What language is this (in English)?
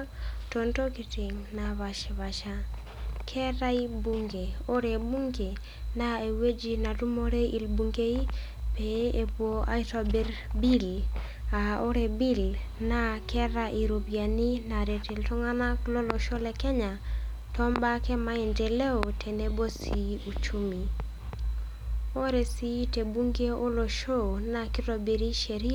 Masai